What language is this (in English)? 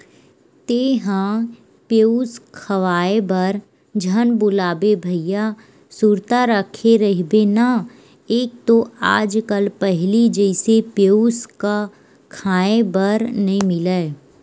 Chhattisgarhi